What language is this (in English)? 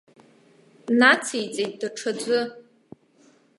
Abkhazian